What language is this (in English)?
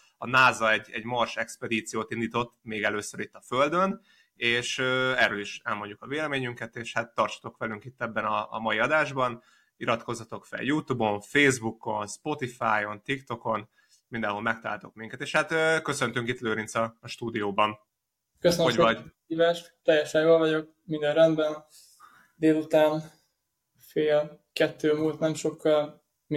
Hungarian